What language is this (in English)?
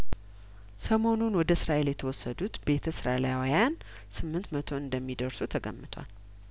Amharic